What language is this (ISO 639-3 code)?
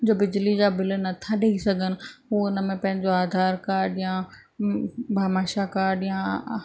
snd